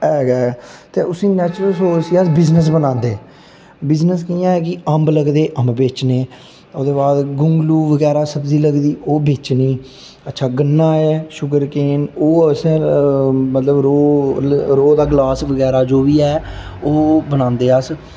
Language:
Dogri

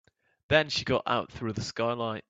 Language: English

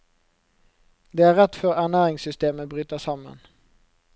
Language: Norwegian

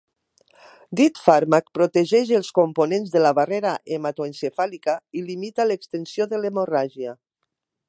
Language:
Catalan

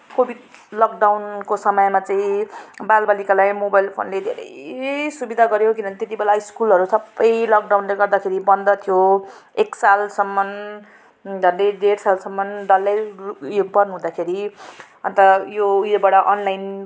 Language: Nepali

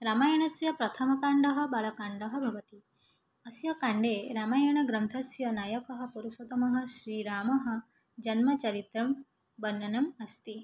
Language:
Sanskrit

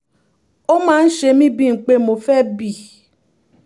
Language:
Yoruba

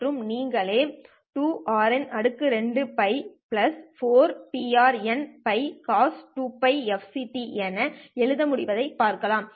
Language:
Tamil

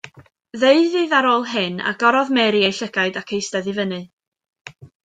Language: Welsh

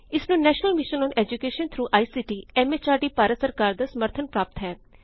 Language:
Punjabi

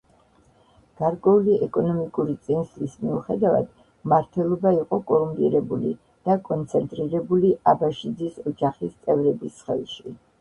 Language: Georgian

